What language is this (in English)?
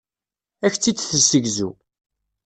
Kabyle